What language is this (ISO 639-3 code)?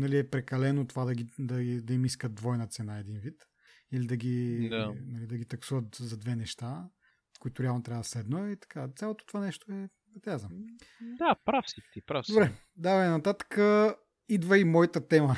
bul